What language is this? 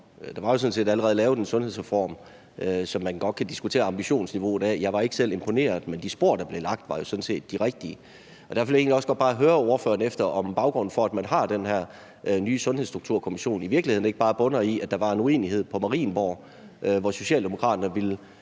Danish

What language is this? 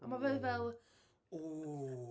Welsh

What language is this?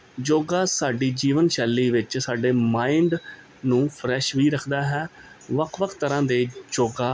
Punjabi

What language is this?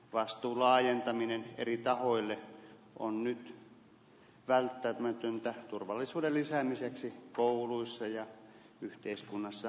Finnish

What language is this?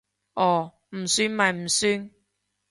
Cantonese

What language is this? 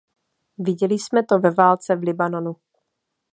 Czech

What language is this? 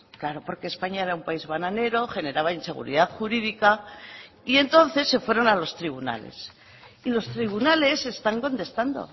Spanish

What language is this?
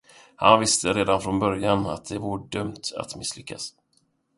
Swedish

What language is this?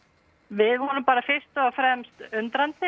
Icelandic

